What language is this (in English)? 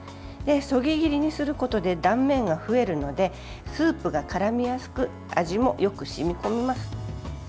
Japanese